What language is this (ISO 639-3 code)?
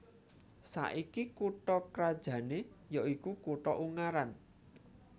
jav